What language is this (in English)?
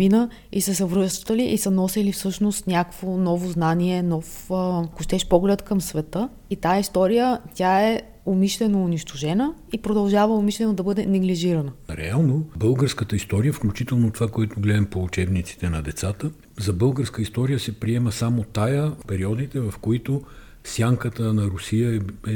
Bulgarian